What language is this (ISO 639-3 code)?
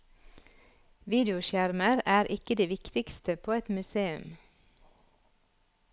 nor